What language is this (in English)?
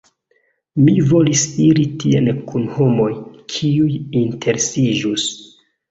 Esperanto